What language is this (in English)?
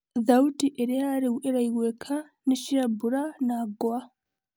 Kikuyu